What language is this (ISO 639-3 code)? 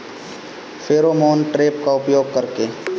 bho